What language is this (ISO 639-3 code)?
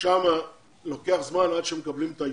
heb